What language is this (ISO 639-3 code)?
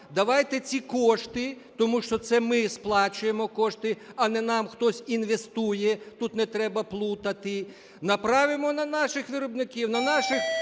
ukr